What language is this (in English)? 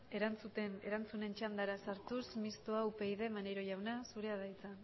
Basque